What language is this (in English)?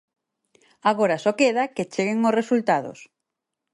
Galician